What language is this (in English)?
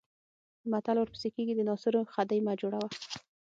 Pashto